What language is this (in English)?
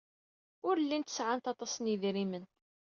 Kabyle